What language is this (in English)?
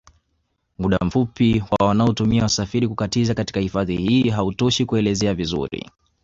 Swahili